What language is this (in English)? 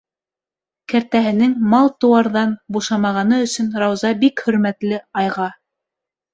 Bashkir